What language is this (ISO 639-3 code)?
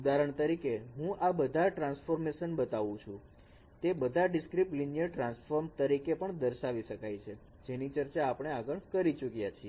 guj